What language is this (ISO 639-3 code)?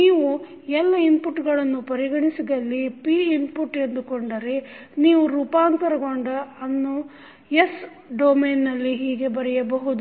kan